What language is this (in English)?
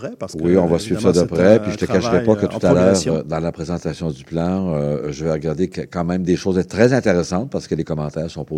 French